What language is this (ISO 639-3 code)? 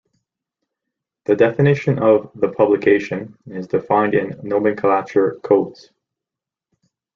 eng